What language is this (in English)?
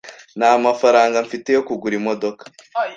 Kinyarwanda